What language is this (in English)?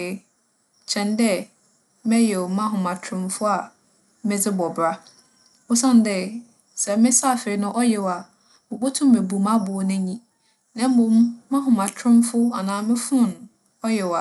Akan